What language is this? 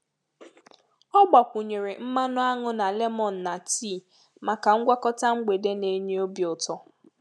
Igbo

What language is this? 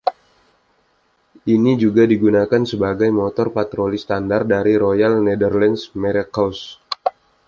Indonesian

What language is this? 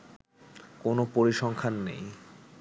Bangla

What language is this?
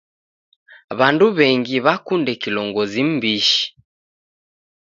Taita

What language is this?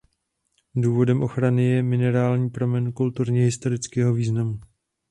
Czech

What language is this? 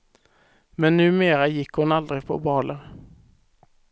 Swedish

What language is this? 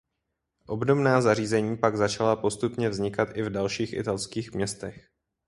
Czech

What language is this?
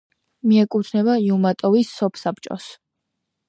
Georgian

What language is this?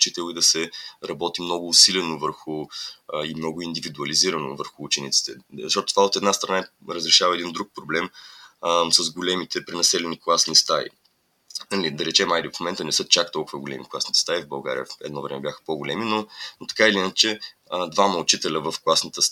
Bulgarian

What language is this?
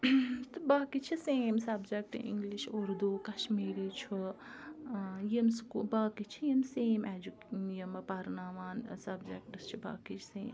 Kashmiri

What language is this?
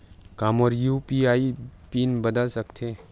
Chhattisgarhi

